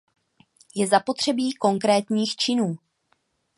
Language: Czech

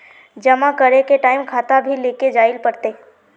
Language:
Magahi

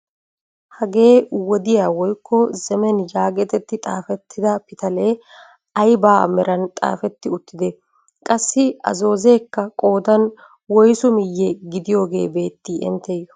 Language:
Wolaytta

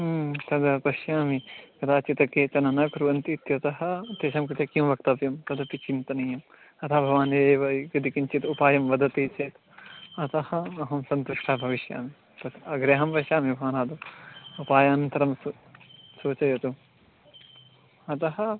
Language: Sanskrit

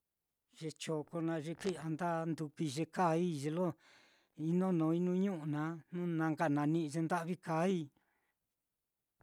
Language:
Mitlatongo Mixtec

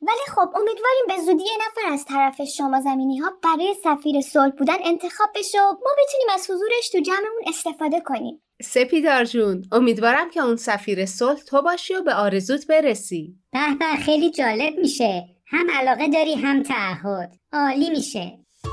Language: Persian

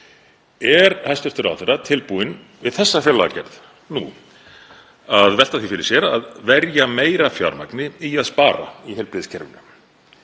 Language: Icelandic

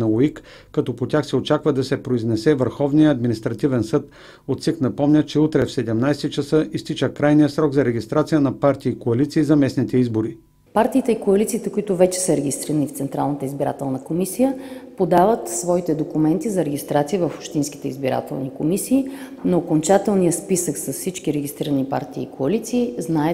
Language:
Bulgarian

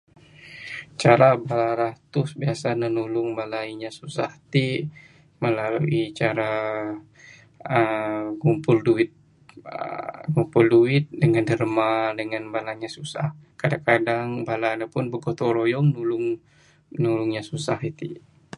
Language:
Bukar-Sadung Bidayuh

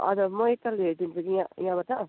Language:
Nepali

